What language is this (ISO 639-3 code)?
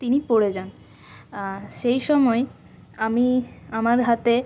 ben